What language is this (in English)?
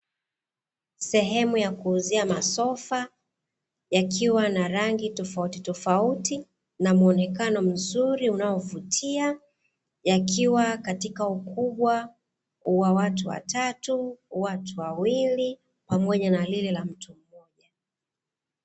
Swahili